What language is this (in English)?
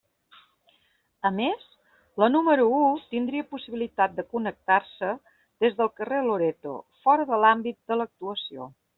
Catalan